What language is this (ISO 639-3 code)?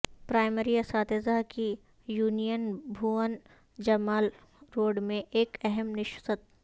urd